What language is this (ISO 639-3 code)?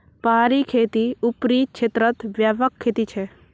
mag